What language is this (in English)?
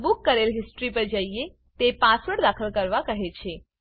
Gujarati